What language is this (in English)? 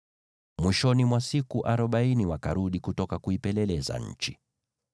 Swahili